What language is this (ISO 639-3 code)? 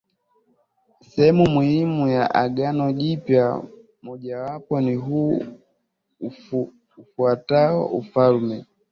swa